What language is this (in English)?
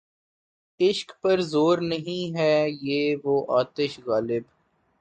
Urdu